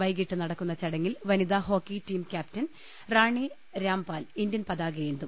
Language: Malayalam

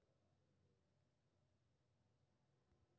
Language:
Maithili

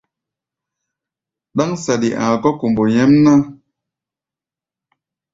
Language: Gbaya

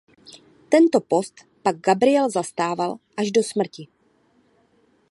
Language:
Czech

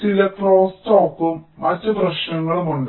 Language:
Malayalam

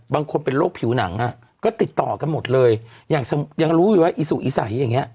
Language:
Thai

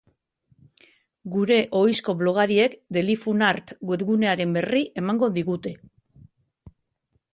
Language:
Basque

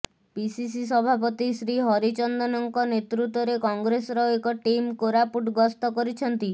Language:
Odia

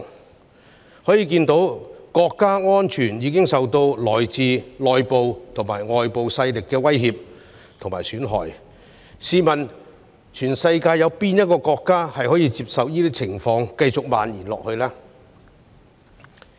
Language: Cantonese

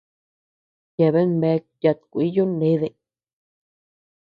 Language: Tepeuxila Cuicatec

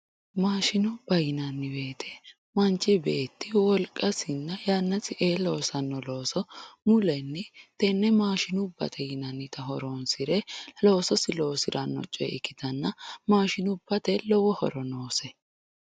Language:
Sidamo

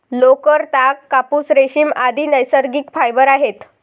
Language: Marathi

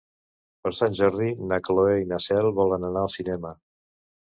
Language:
Catalan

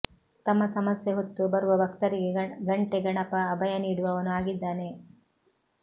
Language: Kannada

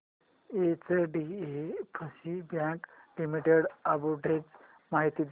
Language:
Marathi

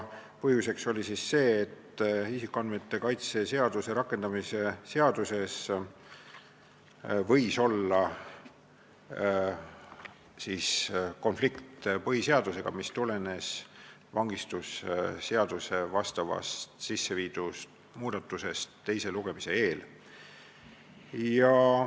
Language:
Estonian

